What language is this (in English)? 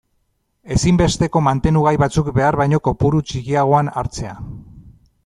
Basque